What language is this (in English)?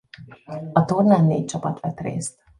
Hungarian